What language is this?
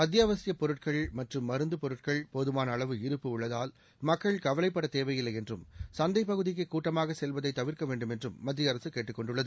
Tamil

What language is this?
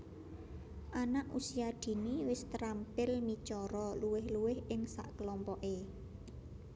Javanese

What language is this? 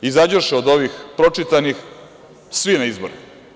Serbian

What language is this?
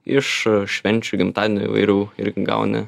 Lithuanian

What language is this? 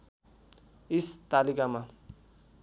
Nepali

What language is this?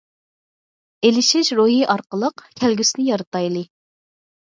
Uyghur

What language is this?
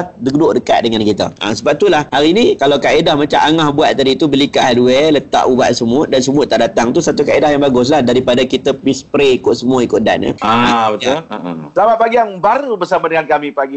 Malay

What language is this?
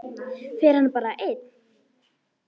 Icelandic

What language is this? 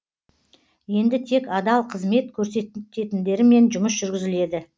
Kazakh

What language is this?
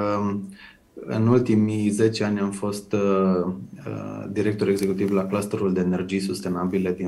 Romanian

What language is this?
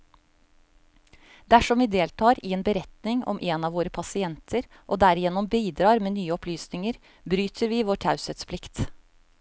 Norwegian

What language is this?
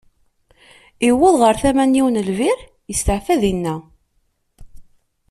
Kabyle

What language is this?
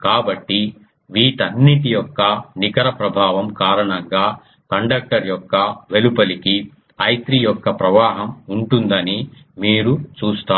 Telugu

